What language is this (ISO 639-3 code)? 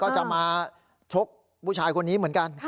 tha